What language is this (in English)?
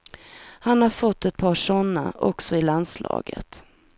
Swedish